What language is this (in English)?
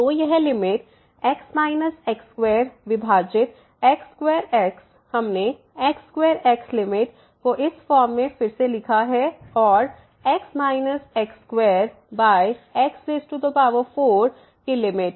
Hindi